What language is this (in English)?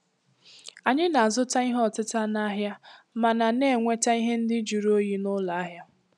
Igbo